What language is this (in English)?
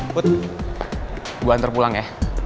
Indonesian